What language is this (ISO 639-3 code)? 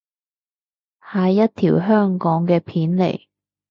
yue